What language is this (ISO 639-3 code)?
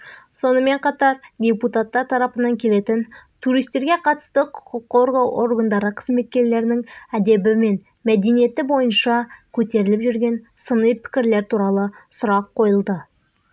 kaz